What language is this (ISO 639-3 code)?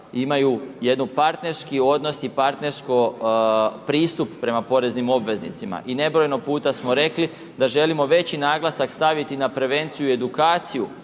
hrv